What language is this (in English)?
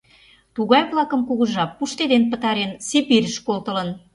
Mari